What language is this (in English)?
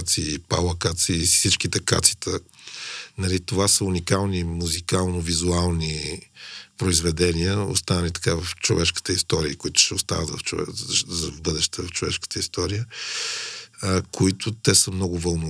Bulgarian